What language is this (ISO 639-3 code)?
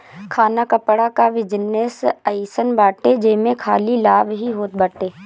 bho